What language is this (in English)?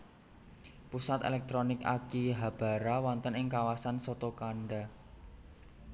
Javanese